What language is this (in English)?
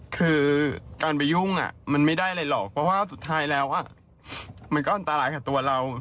Thai